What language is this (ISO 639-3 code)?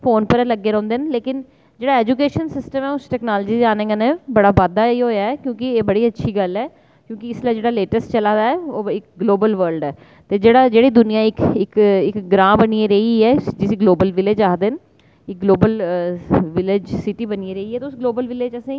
doi